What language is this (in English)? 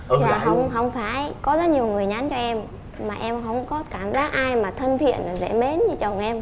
Vietnamese